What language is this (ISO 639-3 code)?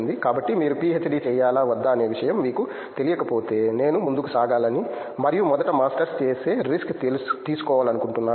tel